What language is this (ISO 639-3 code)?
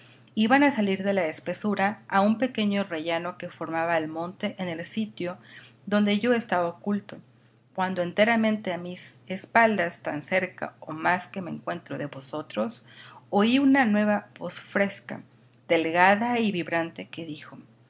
spa